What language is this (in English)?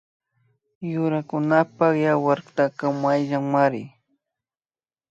Imbabura Highland Quichua